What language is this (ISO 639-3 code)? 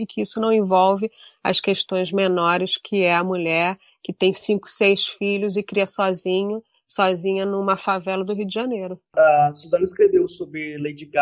por